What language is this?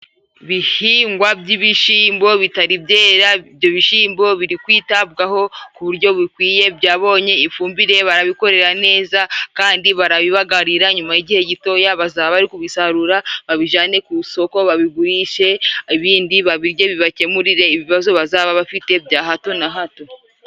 Kinyarwanda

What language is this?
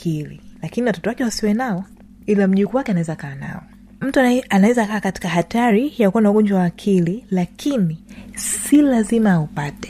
Swahili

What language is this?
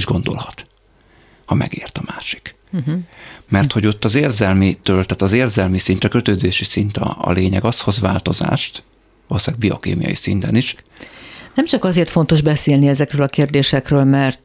Hungarian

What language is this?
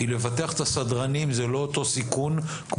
Hebrew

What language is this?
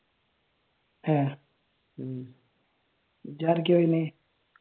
Malayalam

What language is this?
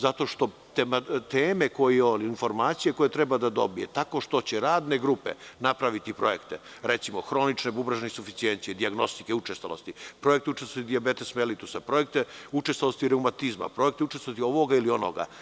Serbian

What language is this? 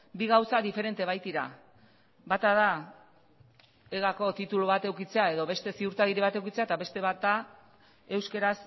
Basque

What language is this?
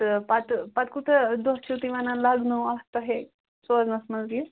Kashmiri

